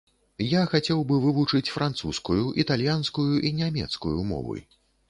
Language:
Belarusian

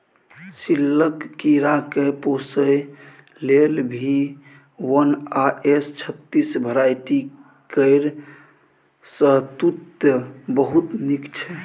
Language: Maithili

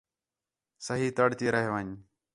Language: Khetrani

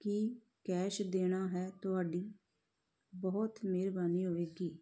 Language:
Punjabi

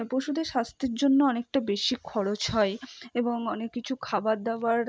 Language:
Bangla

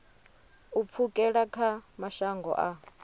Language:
Venda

